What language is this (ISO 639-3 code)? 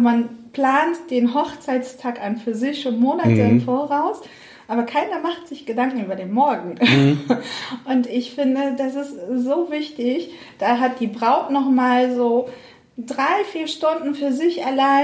deu